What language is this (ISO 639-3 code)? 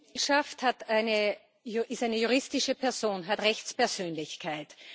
deu